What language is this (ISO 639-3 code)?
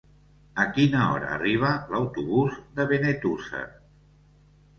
cat